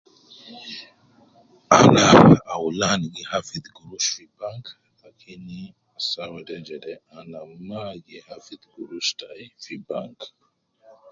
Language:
Nubi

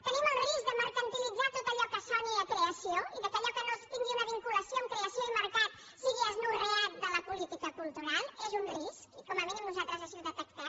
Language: Catalan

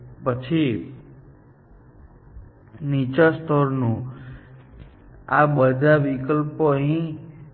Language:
Gujarati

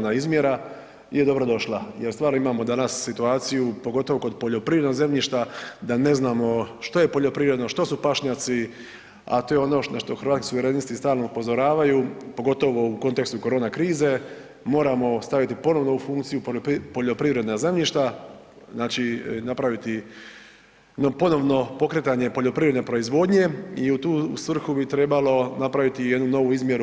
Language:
Croatian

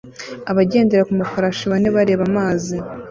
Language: Kinyarwanda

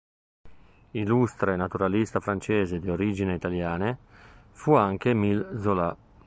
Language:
Italian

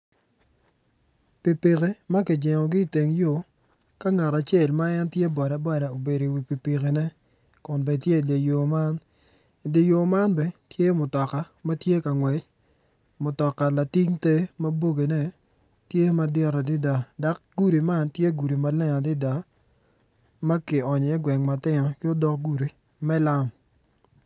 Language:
Acoli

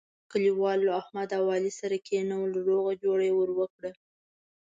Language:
Pashto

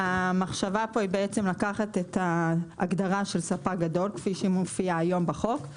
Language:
Hebrew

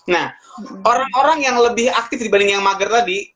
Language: Indonesian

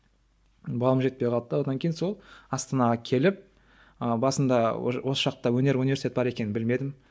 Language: Kazakh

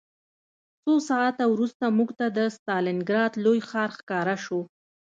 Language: Pashto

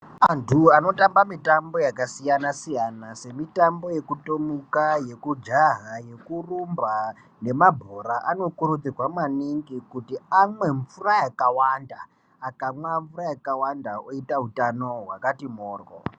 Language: Ndau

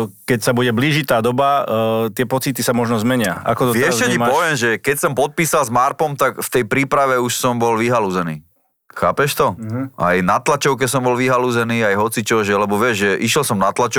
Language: Slovak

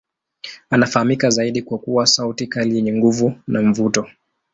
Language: Swahili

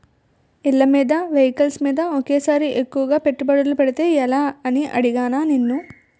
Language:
Telugu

